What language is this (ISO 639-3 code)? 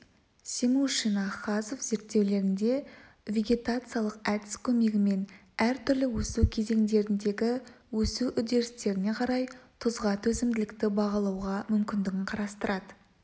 kaz